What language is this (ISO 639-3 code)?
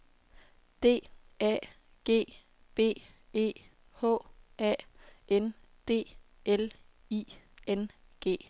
dan